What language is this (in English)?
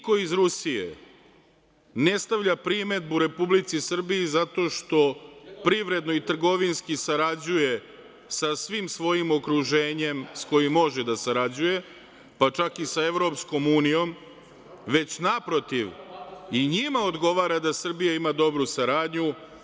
Serbian